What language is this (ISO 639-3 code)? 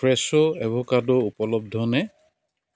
asm